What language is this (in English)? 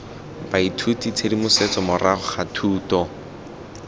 Tswana